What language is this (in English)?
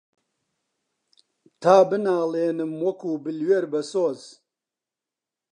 Central Kurdish